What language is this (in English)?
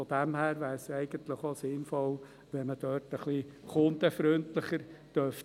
Swiss German